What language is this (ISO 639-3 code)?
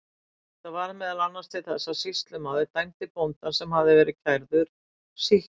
isl